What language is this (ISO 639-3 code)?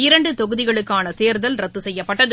tam